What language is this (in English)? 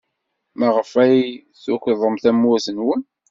Kabyle